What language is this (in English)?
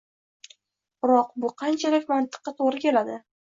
Uzbek